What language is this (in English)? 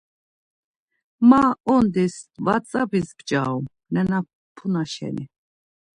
Laz